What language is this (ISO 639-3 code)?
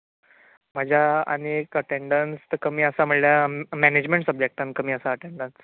kok